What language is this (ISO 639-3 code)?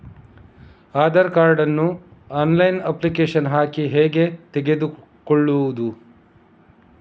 kan